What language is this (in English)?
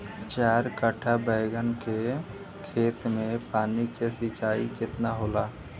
Bhojpuri